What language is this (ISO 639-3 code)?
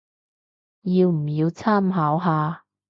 yue